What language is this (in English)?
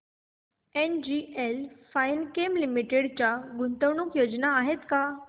Marathi